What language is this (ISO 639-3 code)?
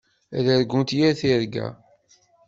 kab